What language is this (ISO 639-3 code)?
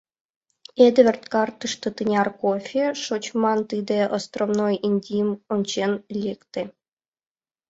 chm